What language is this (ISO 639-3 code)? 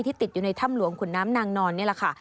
tha